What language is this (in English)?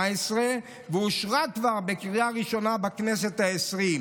Hebrew